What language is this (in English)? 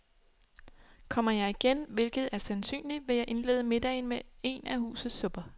Danish